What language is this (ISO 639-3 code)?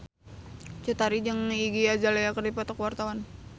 sun